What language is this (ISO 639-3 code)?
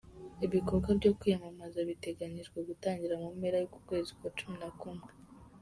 kin